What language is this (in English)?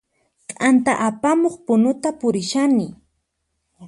Puno Quechua